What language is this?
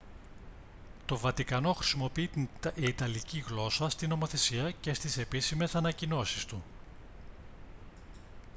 Greek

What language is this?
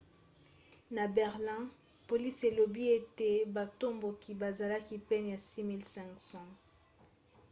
Lingala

